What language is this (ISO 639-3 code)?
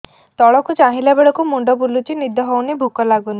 ori